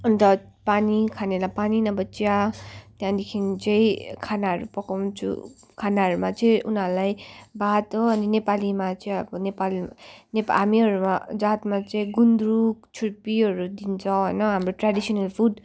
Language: Nepali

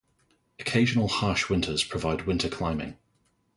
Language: English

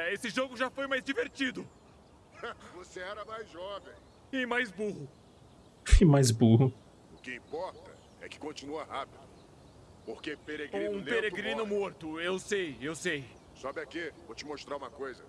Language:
Portuguese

